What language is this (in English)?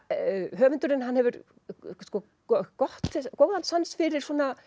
Icelandic